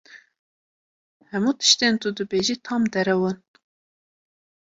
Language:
Kurdish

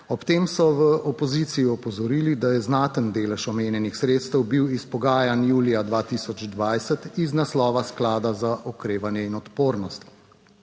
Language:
Slovenian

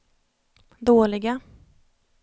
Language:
Swedish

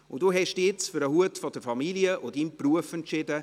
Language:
Swiss German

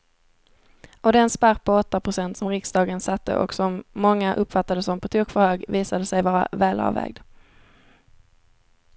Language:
Swedish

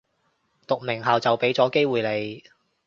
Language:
Cantonese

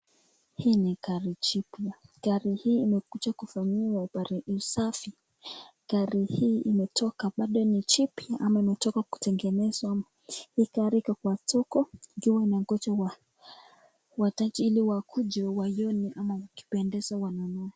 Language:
Swahili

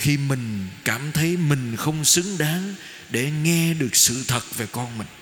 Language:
Vietnamese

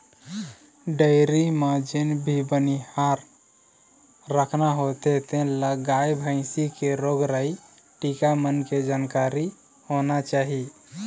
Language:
Chhattisgarhi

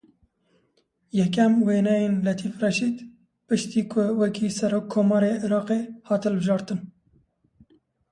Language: Kurdish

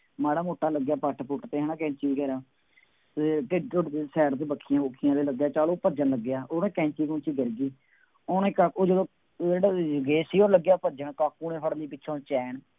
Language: Punjabi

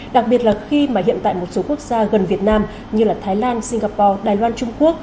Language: Vietnamese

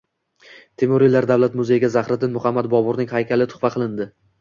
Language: Uzbek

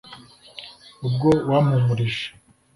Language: Kinyarwanda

